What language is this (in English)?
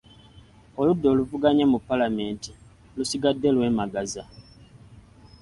Ganda